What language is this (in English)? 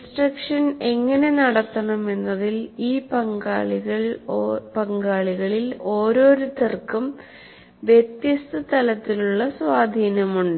Malayalam